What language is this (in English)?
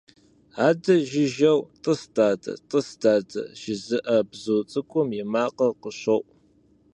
Kabardian